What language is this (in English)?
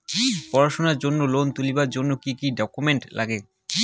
Bangla